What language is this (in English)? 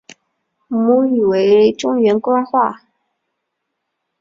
Chinese